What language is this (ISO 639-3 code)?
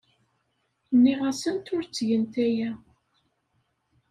kab